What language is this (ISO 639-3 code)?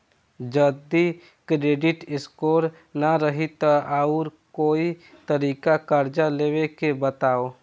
bho